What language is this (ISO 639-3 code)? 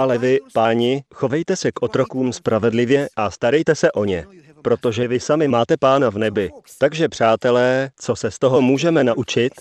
ces